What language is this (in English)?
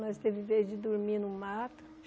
Portuguese